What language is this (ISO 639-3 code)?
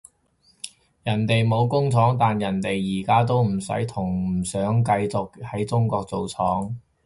yue